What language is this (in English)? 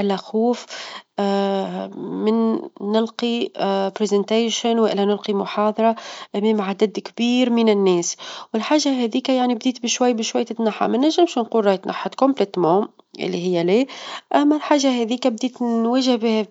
Tunisian Arabic